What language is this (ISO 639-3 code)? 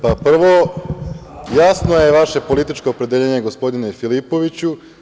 srp